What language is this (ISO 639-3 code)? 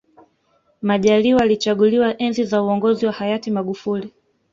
swa